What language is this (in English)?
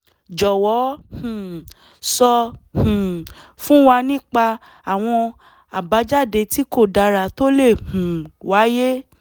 Yoruba